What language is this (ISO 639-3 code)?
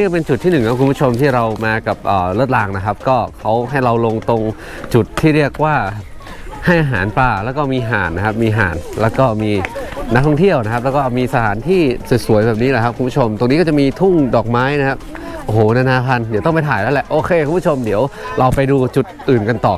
tha